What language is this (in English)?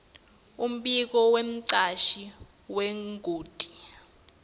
Swati